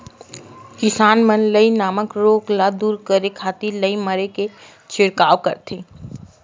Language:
Chhattisgarhi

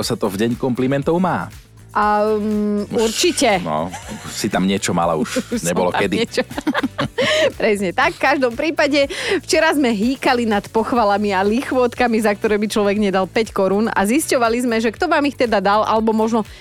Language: Slovak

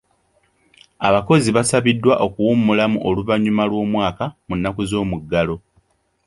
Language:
Ganda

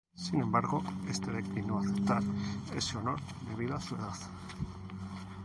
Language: Spanish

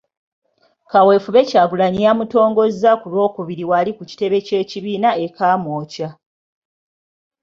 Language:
Ganda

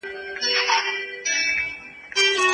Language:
Pashto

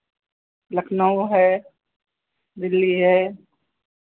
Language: Hindi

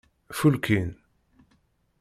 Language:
Kabyle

